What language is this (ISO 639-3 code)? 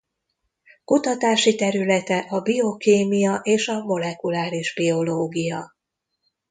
hun